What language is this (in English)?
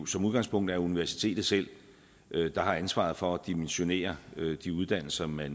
Danish